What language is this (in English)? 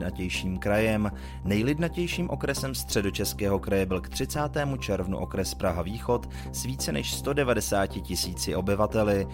Czech